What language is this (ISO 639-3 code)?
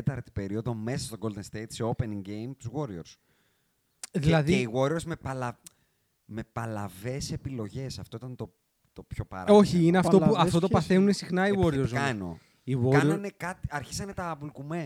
ell